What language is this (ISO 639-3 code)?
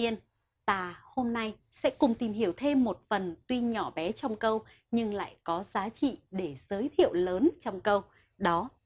vie